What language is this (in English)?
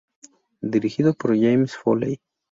Spanish